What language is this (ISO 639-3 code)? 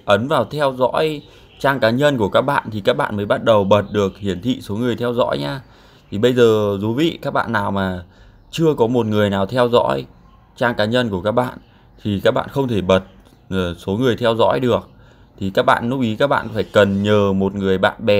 vie